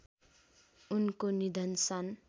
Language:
Nepali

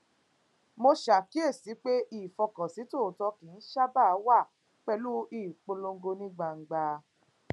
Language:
Yoruba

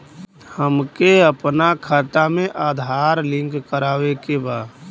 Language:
Bhojpuri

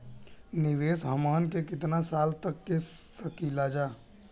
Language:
Bhojpuri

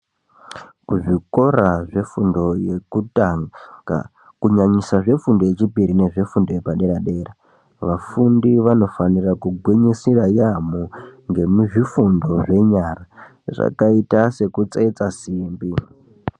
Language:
Ndau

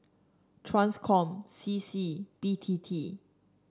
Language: English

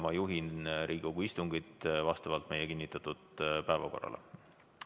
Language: Estonian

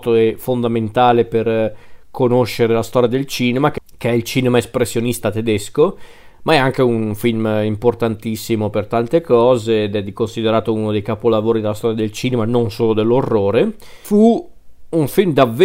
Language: Italian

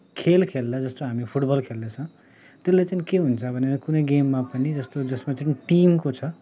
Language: Nepali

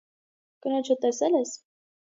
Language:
Armenian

